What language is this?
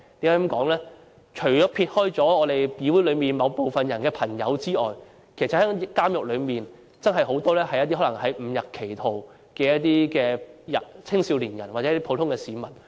Cantonese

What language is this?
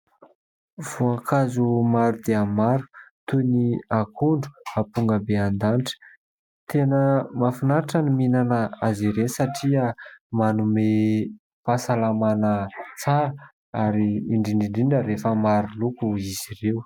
Malagasy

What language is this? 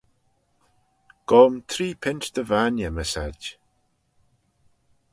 Manx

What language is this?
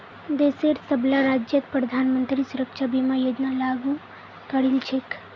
Magahi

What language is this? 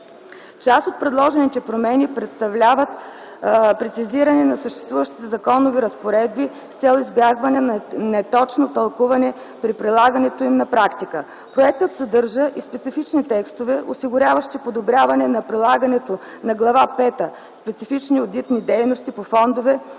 Bulgarian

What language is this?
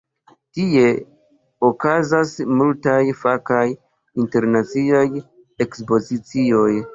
Esperanto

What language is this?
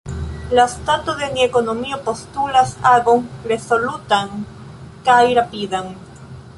Esperanto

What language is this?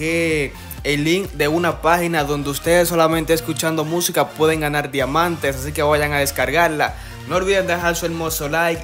Spanish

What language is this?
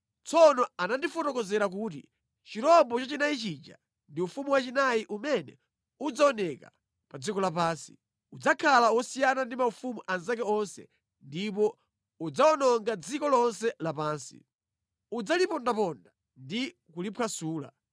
Nyanja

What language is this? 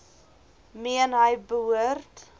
Afrikaans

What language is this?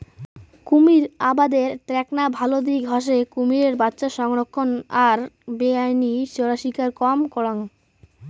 Bangla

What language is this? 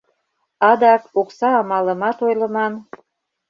Mari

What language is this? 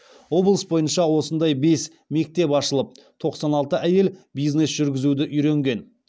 Kazakh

